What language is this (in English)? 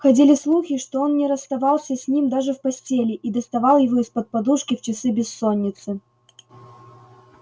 Russian